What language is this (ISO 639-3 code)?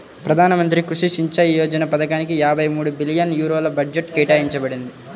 tel